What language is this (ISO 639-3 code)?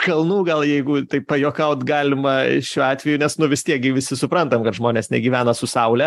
lit